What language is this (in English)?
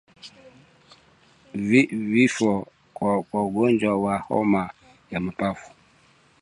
Swahili